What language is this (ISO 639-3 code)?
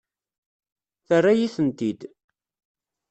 kab